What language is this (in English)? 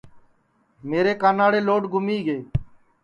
Sansi